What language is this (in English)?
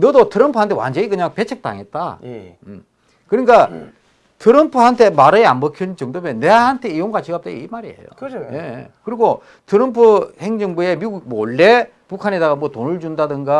Korean